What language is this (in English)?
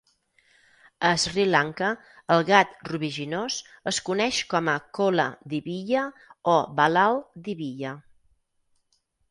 Catalan